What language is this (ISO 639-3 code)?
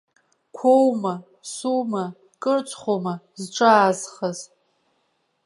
abk